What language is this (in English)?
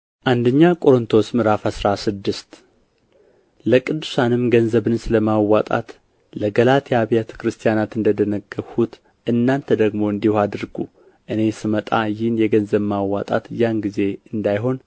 Amharic